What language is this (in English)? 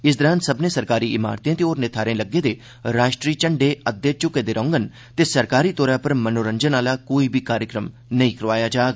Dogri